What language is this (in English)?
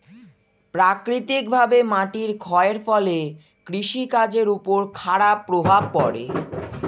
Bangla